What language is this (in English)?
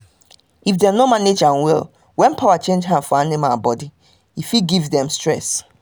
Nigerian Pidgin